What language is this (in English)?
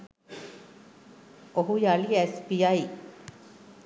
Sinhala